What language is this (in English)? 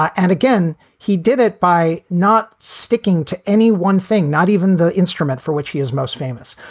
English